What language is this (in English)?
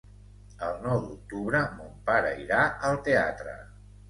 Catalan